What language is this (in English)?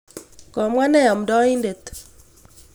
Kalenjin